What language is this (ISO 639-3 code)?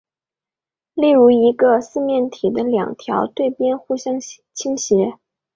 zho